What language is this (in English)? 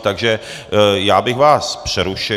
Czech